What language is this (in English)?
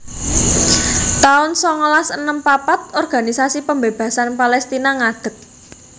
Javanese